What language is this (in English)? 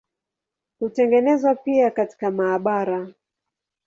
Swahili